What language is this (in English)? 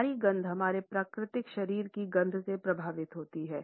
Hindi